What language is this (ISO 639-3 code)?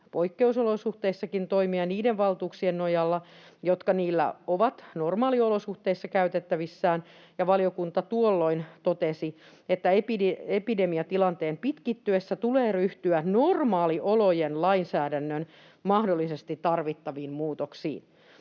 fin